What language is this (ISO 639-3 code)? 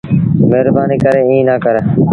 sbn